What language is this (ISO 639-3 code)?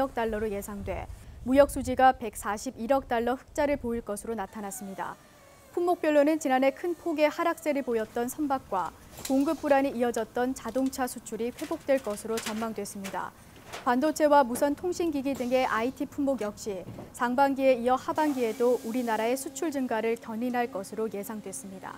kor